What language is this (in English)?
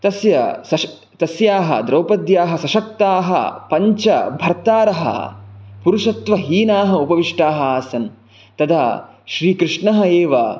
Sanskrit